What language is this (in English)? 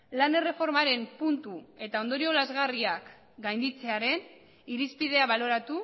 Basque